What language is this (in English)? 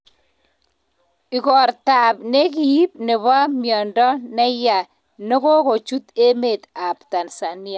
Kalenjin